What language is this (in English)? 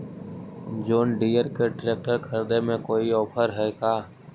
Magahi